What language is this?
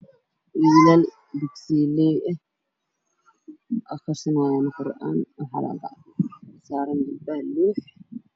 Somali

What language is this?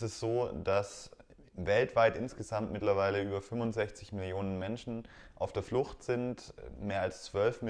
German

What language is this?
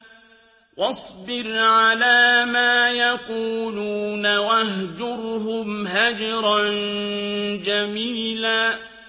Arabic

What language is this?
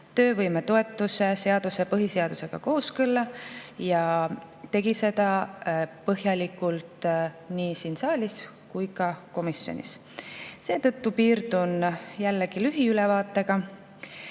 Estonian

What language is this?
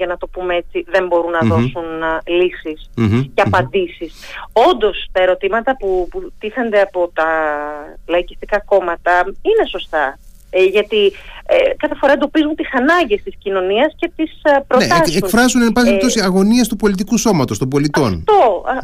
Greek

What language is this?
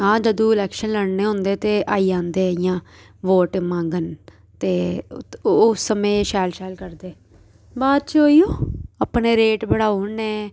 Dogri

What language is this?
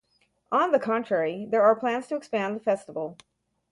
English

